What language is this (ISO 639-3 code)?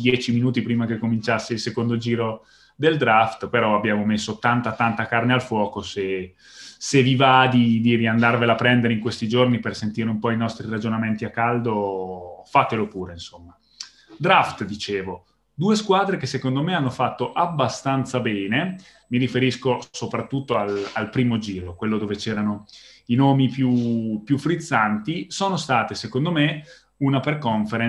ita